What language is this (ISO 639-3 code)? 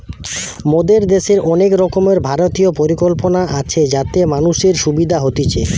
ben